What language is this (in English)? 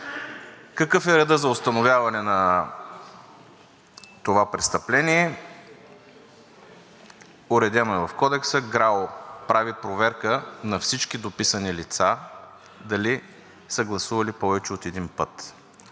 Bulgarian